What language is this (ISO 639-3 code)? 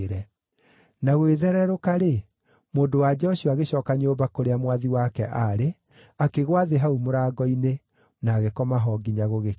kik